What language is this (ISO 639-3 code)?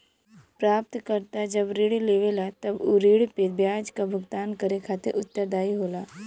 bho